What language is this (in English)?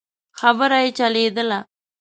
Pashto